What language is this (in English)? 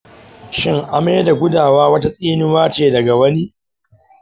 Hausa